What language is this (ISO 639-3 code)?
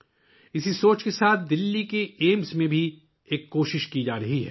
urd